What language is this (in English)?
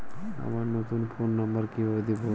Bangla